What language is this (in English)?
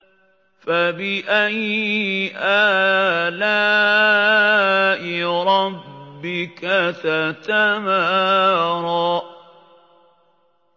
Arabic